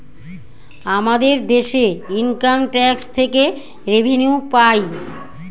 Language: Bangla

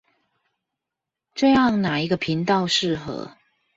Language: Chinese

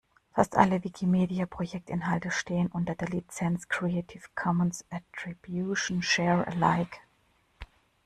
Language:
German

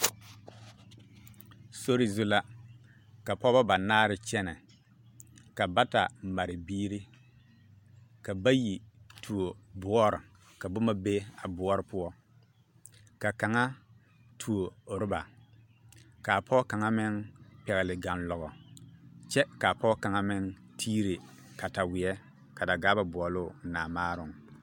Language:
Southern Dagaare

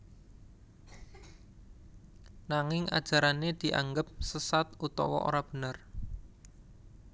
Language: Javanese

